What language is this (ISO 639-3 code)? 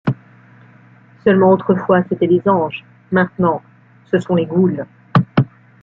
fra